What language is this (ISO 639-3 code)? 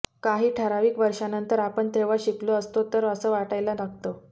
mar